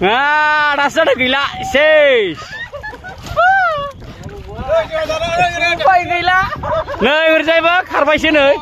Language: Thai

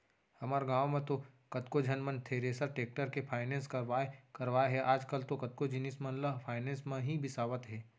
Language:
Chhattisgarhi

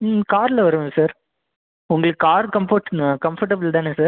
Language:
Tamil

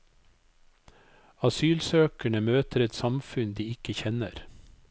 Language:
Norwegian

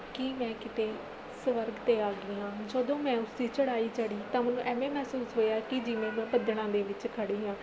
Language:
Punjabi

